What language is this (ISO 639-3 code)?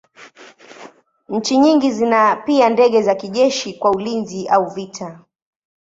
swa